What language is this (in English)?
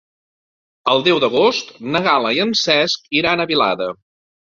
Catalan